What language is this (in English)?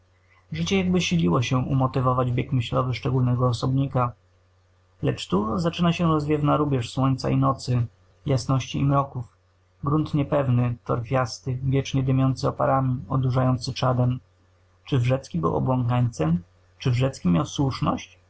Polish